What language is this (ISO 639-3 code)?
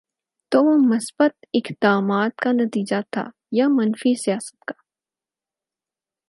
urd